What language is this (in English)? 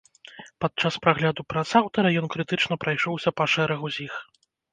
Belarusian